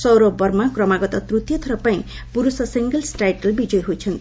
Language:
Odia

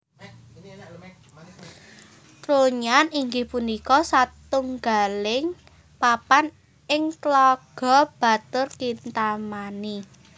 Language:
Javanese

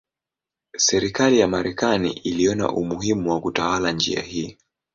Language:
Swahili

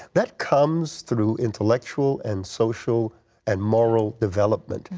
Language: English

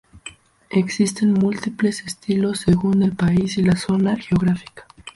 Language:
Spanish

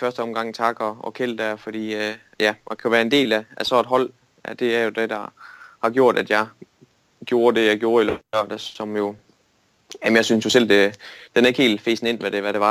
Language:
Danish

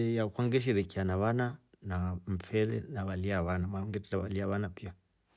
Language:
Rombo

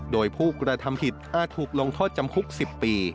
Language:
Thai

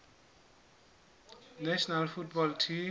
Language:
Southern Sotho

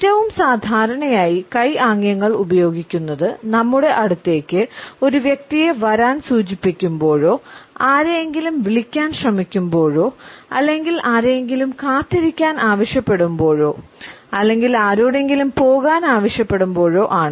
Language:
Malayalam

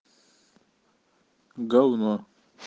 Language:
Russian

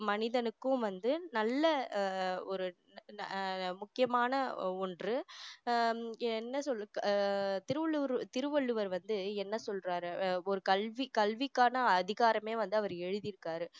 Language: Tamil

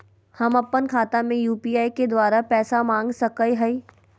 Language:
Magahi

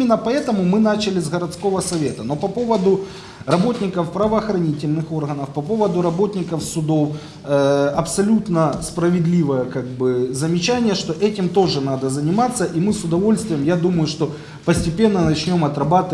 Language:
Russian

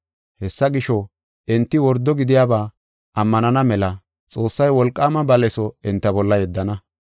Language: Gofa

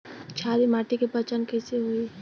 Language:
Bhojpuri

